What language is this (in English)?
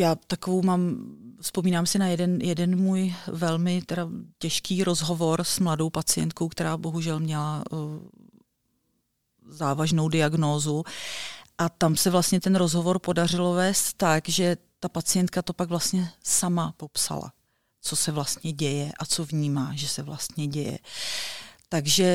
Czech